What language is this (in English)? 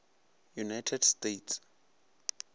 Northern Sotho